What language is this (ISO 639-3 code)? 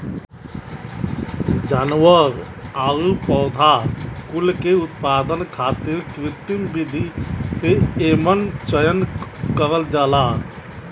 bho